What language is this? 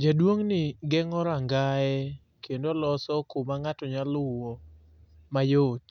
Luo (Kenya and Tanzania)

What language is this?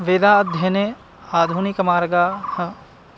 Sanskrit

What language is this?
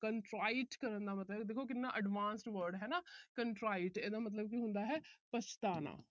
Punjabi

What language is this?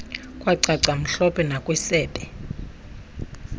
Xhosa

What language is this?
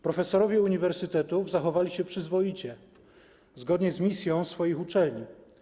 Polish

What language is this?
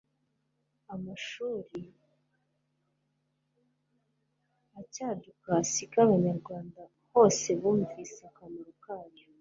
Kinyarwanda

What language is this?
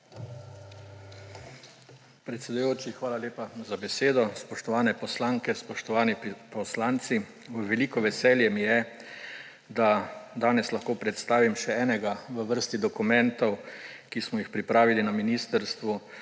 Slovenian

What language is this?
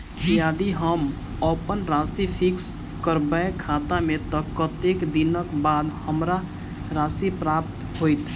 Maithili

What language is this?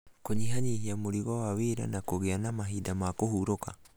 Kikuyu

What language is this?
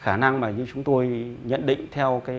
Vietnamese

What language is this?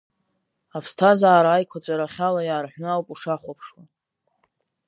Abkhazian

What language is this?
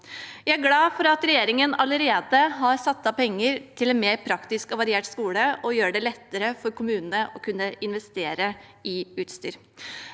Norwegian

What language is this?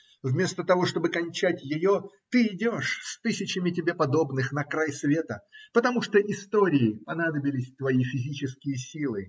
Russian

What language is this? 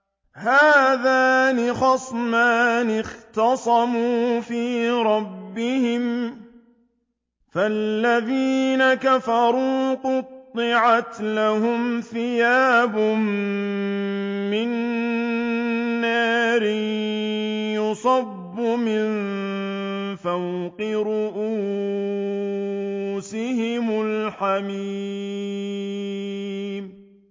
Arabic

